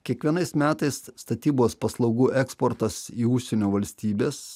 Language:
Lithuanian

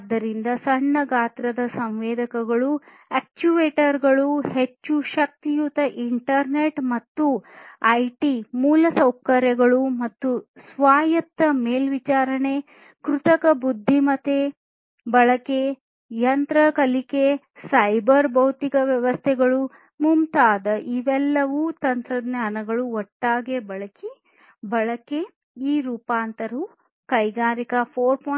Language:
Kannada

